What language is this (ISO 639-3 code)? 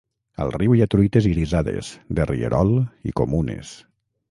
cat